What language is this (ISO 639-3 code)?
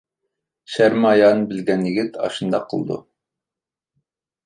uig